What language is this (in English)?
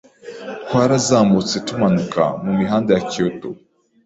Kinyarwanda